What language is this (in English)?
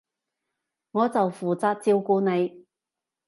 Cantonese